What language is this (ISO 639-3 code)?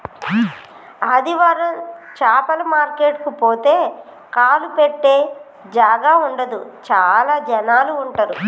tel